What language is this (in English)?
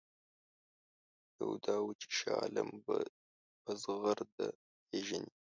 Pashto